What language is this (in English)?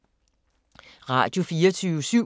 Danish